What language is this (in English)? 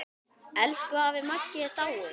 Icelandic